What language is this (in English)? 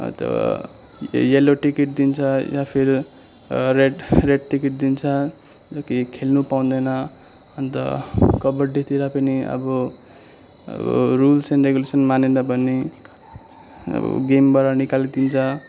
Nepali